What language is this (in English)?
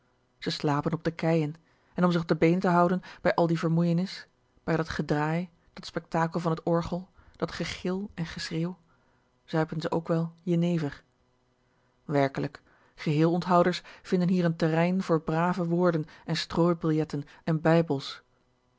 Dutch